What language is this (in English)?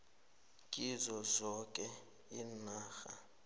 South Ndebele